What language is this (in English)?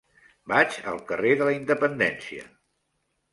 Catalan